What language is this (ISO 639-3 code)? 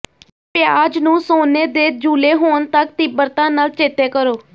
pan